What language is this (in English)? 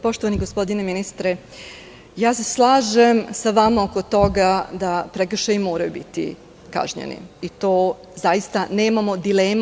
Serbian